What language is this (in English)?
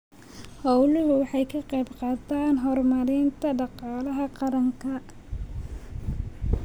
Somali